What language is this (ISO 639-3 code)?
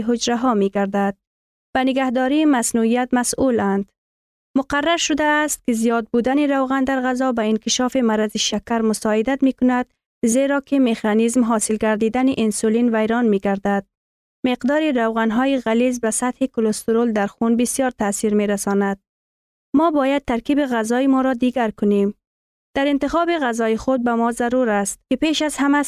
fas